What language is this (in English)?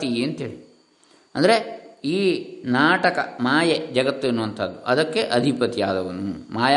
Kannada